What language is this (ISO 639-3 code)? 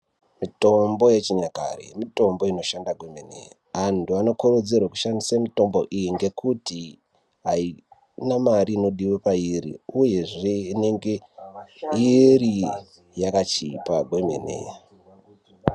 ndc